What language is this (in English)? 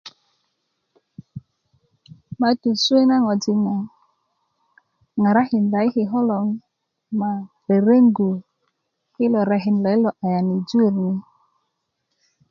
Kuku